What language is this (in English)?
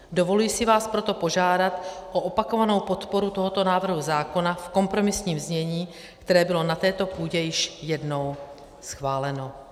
Czech